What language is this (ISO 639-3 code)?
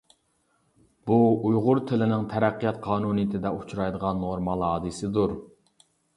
uig